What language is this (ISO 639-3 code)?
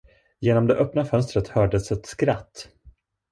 swe